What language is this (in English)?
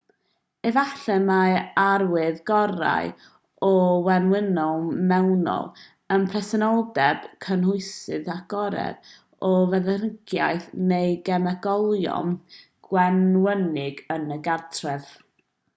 Welsh